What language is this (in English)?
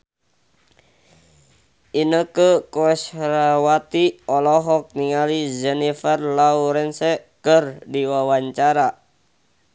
Sundanese